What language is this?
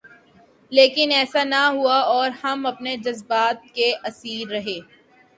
Urdu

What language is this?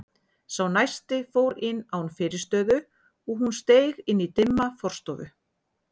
Icelandic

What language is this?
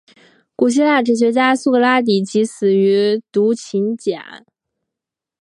Chinese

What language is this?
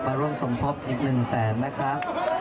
Thai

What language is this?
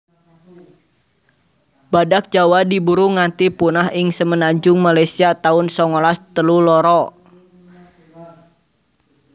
Javanese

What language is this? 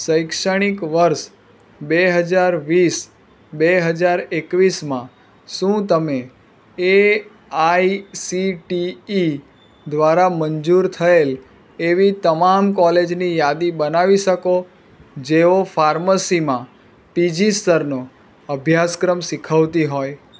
Gujarati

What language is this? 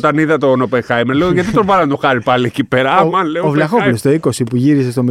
Greek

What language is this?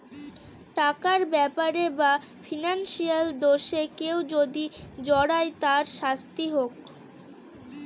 Bangla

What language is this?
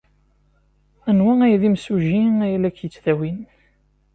Kabyle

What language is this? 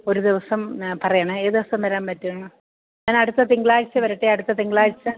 Malayalam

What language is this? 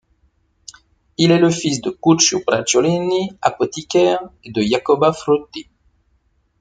French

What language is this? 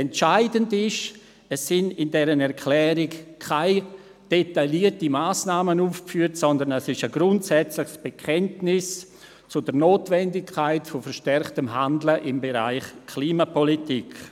Swiss German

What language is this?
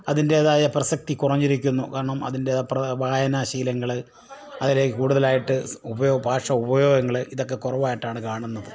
Malayalam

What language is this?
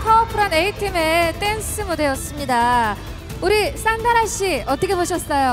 Korean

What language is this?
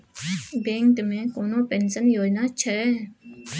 Maithili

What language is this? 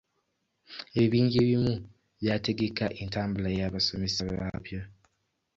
Ganda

